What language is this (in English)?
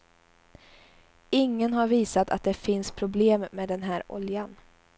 Swedish